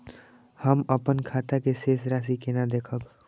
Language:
Maithili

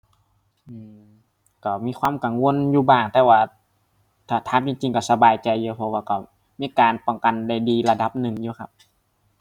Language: Thai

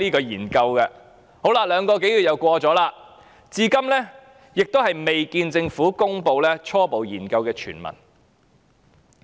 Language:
Cantonese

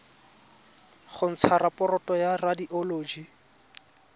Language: Tswana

